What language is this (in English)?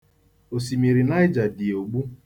Igbo